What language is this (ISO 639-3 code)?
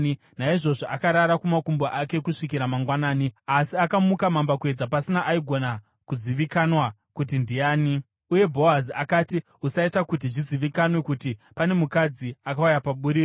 sna